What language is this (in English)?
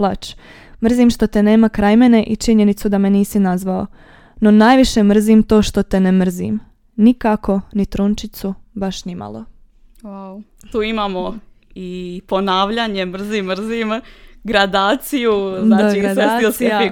Croatian